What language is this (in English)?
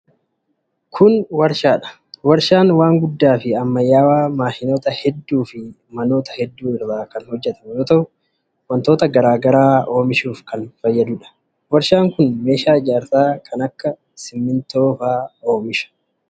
Oromo